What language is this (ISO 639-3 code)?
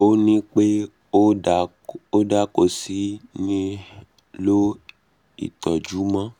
yor